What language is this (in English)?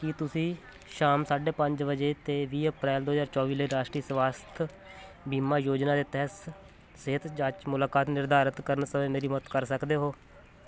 Punjabi